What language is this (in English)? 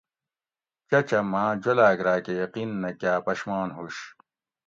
Gawri